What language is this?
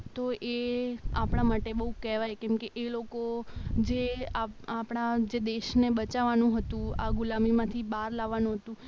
Gujarati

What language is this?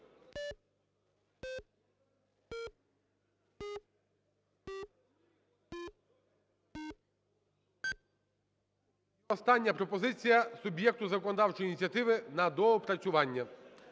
Ukrainian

